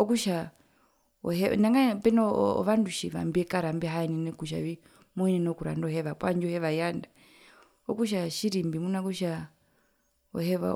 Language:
Herero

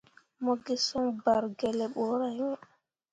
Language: Mundang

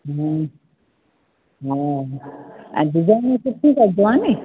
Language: Sindhi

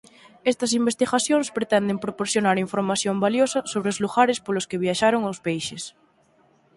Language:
Galician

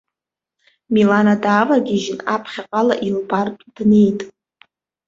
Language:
Abkhazian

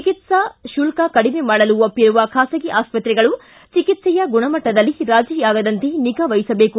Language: Kannada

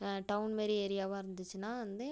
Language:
Tamil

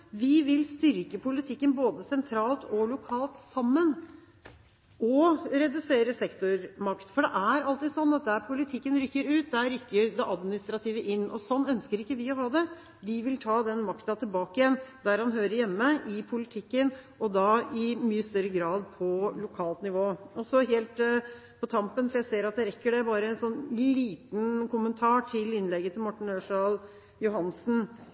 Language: Norwegian Bokmål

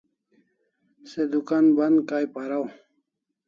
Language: Kalasha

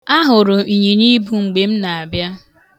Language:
Igbo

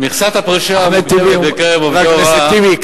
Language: Hebrew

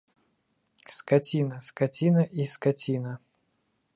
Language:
Belarusian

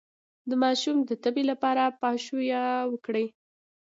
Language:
Pashto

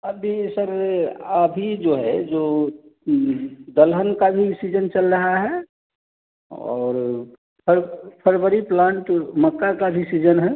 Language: Hindi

